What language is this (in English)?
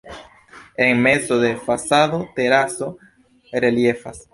Esperanto